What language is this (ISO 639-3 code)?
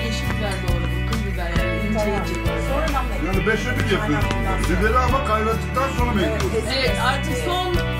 tur